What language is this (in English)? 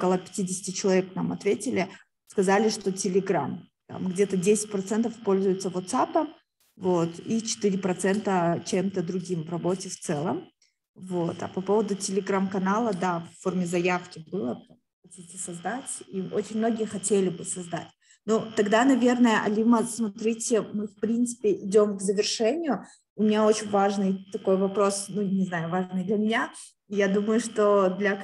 Russian